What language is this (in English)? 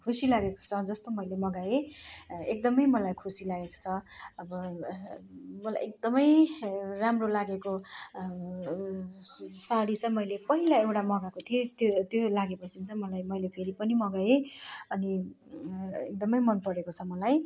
Nepali